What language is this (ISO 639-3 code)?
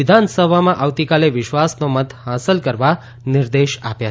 guj